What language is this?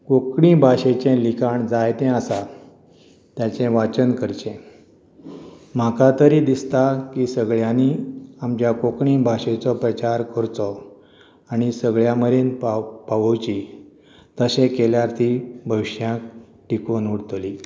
Konkani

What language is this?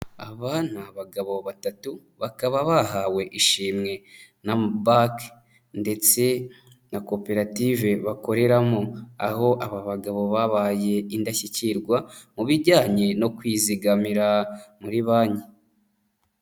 Kinyarwanda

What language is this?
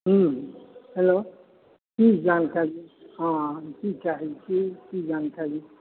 Maithili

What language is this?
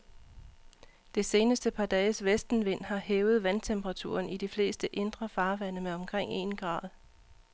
Danish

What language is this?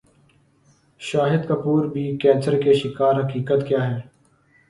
Urdu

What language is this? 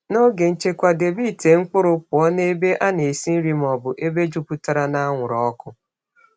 Igbo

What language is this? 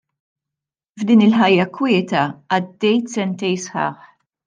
Maltese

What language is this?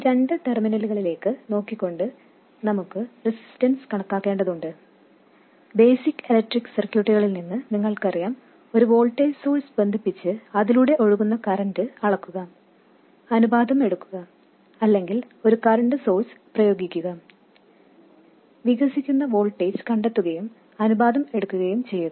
Malayalam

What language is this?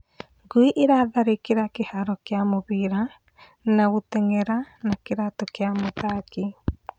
Kikuyu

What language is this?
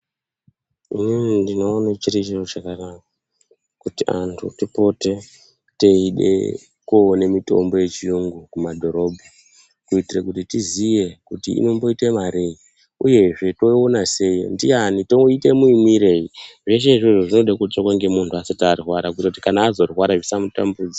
Ndau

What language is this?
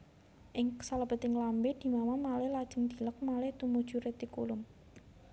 Javanese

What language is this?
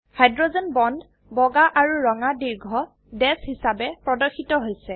Assamese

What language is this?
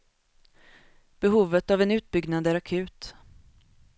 Swedish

